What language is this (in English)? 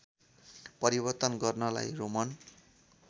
Nepali